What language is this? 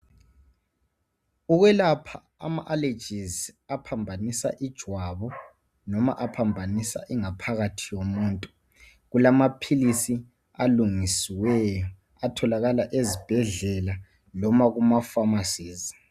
North Ndebele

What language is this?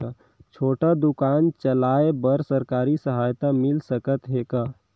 Chhattisgarhi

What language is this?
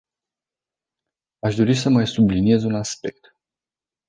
Romanian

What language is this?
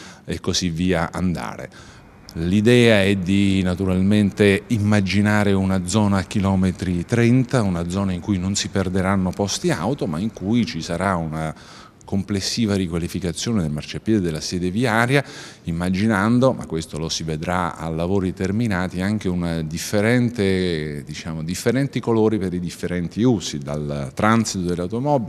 Italian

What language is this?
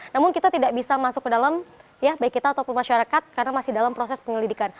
Indonesian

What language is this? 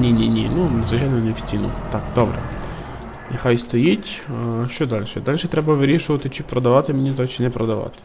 Ukrainian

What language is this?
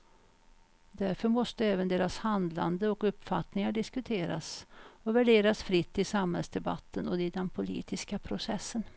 Swedish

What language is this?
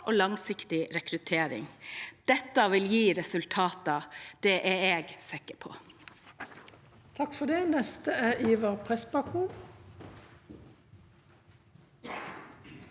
Norwegian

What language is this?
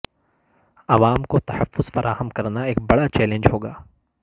Urdu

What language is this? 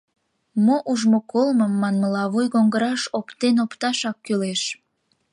Mari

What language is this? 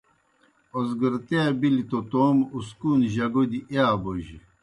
Kohistani Shina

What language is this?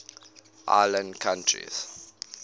English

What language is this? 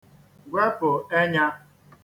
Igbo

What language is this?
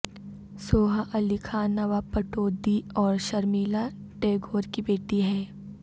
Urdu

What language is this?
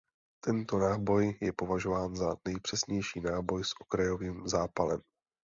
Czech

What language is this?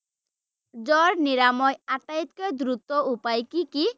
Assamese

